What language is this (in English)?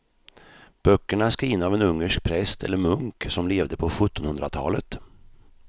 Swedish